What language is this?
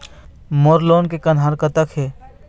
Chhattisgarhi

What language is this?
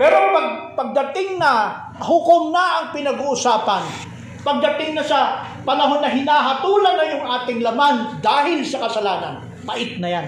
Filipino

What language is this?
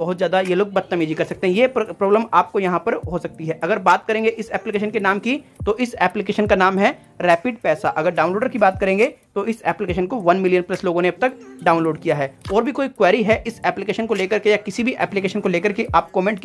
Hindi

